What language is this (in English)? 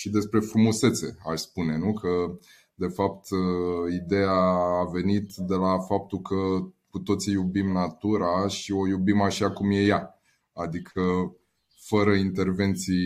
Romanian